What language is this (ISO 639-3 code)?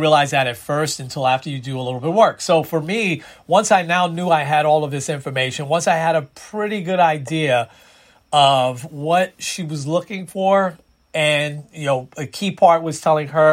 eng